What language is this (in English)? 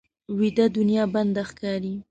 Pashto